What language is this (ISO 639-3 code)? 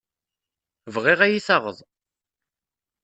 kab